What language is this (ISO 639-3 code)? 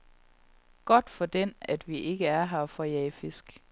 dan